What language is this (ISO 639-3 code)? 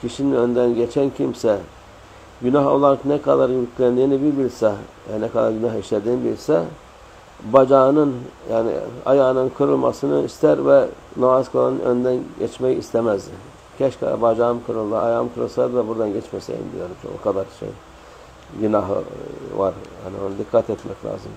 tur